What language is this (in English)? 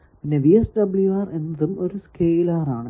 Malayalam